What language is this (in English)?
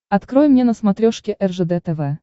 Russian